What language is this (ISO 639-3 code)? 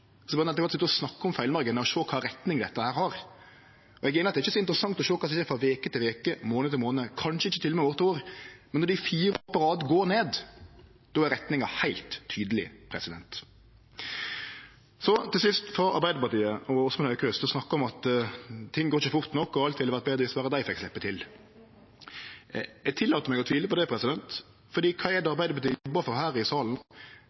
nno